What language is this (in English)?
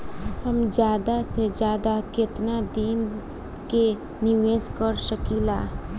Bhojpuri